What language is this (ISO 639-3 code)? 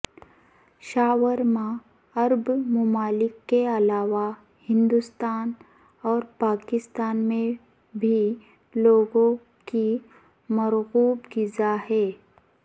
urd